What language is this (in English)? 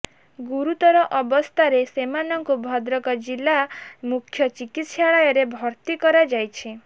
Odia